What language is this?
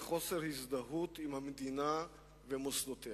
Hebrew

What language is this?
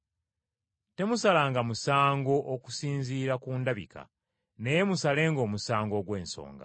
Ganda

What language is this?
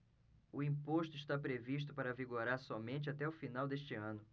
Portuguese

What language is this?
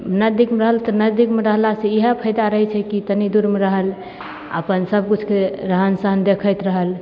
Maithili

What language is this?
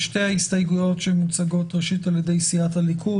Hebrew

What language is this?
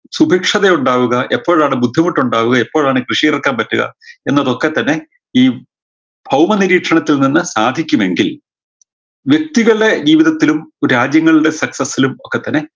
Malayalam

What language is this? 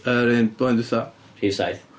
Welsh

